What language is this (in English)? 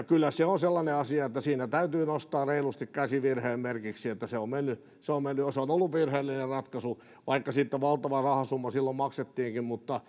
Finnish